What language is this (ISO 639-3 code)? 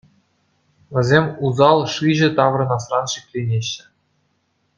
chv